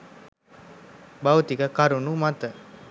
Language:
Sinhala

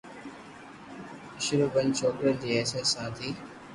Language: Loarki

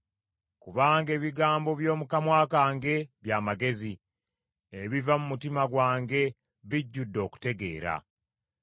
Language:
Ganda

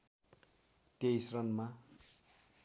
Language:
Nepali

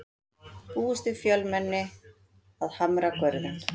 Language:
Icelandic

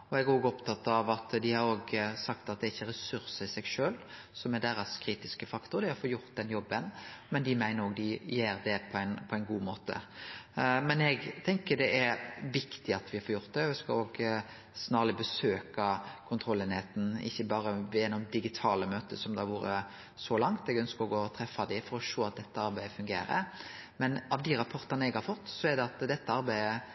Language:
Norwegian Nynorsk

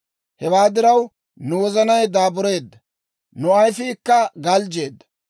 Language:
Dawro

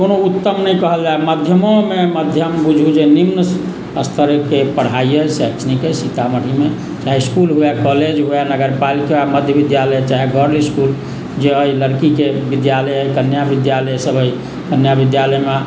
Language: Maithili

